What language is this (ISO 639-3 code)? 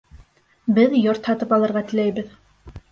bak